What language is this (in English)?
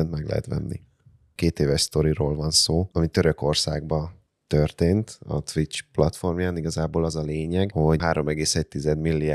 Hungarian